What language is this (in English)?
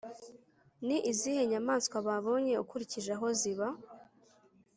Kinyarwanda